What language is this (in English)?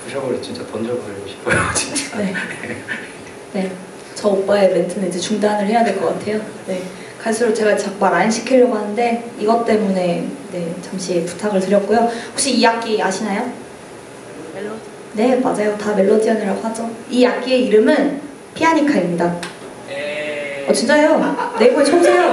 Korean